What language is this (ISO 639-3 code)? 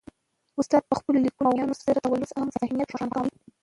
pus